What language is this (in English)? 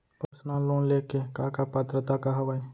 Chhattisgarhi